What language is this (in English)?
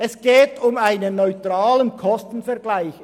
Swiss German